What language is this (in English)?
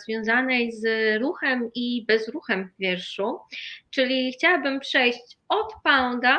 Polish